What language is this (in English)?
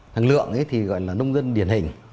Vietnamese